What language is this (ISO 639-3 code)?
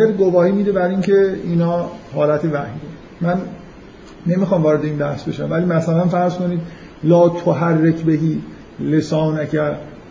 fas